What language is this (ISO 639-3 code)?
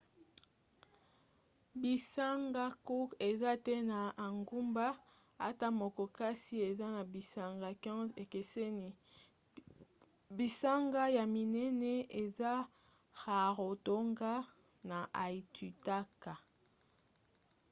lin